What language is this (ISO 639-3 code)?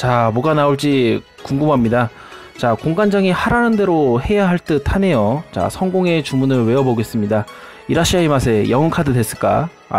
kor